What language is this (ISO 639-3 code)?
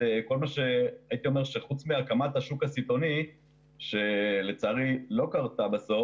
heb